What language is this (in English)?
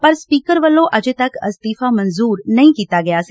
Punjabi